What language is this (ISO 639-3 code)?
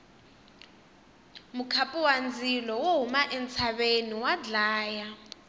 tso